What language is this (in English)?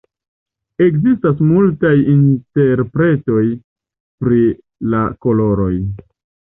Esperanto